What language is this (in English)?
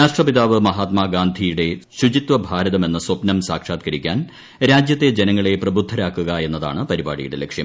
Malayalam